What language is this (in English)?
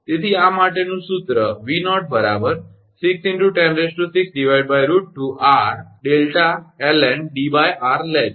Gujarati